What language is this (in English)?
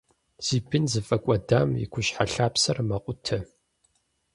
Kabardian